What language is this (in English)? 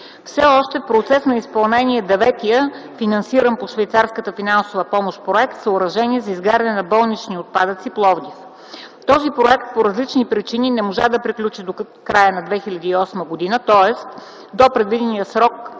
Bulgarian